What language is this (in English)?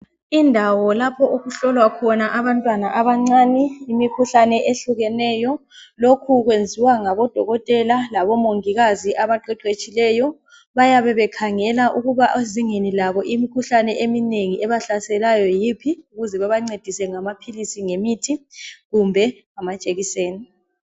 North Ndebele